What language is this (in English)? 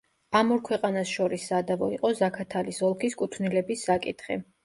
Georgian